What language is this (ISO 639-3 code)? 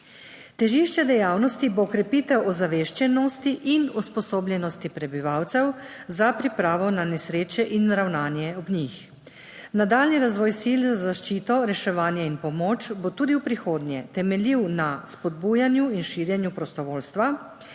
slv